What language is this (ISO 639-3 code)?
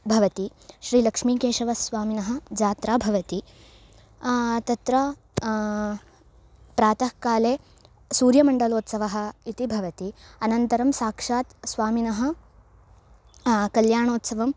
san